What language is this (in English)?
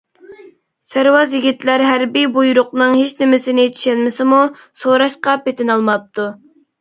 Uyghur